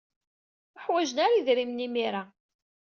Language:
Kabyle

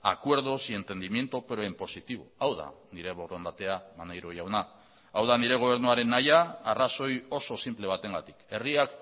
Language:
Basque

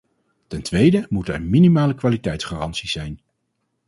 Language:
Dutch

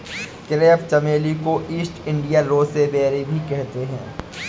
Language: Hindi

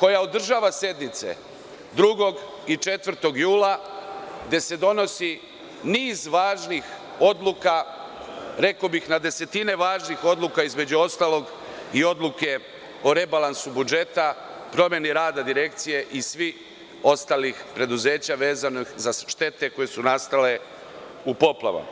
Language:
Serbian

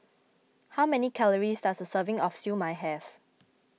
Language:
English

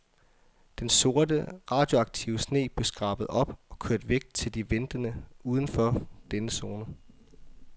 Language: Danish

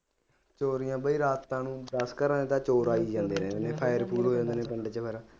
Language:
Punjabi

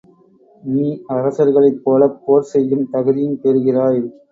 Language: Tamil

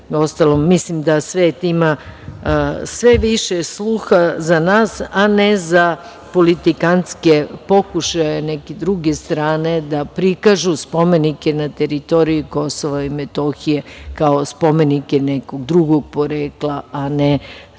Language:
Serbian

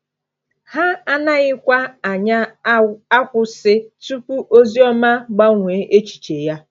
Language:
Igbo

